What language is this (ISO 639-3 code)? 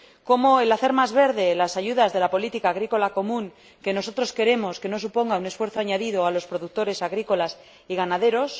spa